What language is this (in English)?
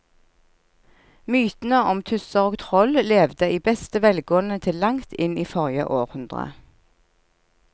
Norwegian